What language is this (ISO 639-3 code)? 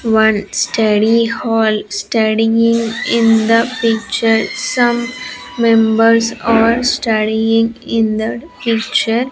eng